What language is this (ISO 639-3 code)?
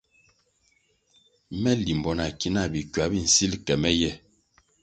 nmg